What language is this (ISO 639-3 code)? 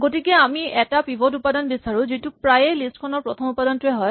asm